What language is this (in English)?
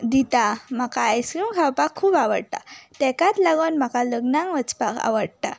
Konkani